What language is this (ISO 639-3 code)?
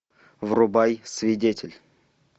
rus